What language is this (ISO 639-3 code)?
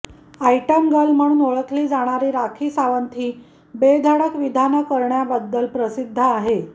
mar